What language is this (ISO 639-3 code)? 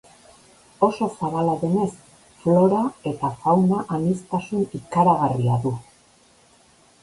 eus